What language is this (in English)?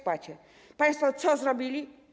Polish